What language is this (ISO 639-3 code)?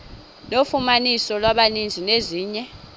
xho